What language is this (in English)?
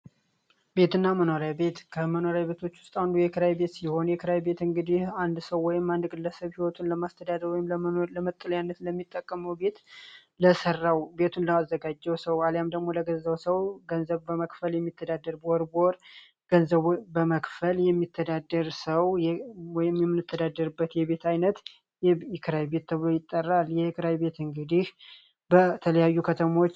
Amharic